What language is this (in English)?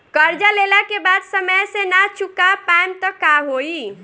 Bhojpuri